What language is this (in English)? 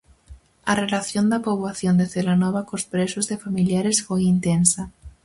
Galician